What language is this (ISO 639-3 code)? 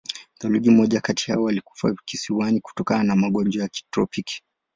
swa